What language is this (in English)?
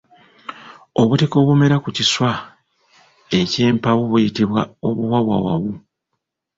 Ganda